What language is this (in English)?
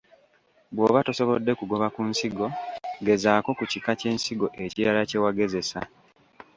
Ganda